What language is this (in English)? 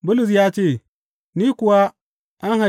Hausa